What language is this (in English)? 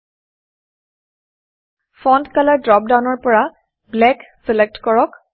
Assamese